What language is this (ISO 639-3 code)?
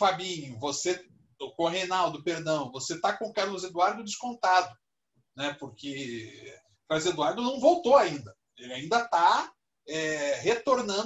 por